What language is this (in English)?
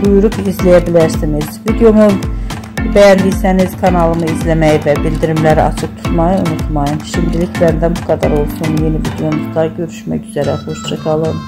Turkish